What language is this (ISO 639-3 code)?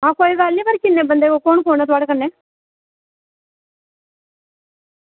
doi